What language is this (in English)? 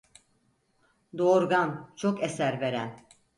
Turkish